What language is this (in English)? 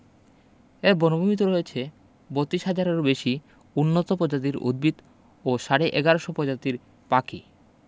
Bangla